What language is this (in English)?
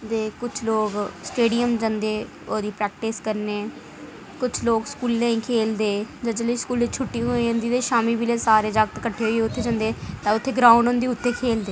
Dogri